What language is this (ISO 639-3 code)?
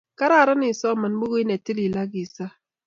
kln